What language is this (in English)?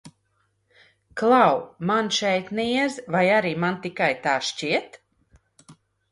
Latvian